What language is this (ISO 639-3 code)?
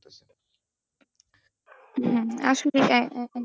ben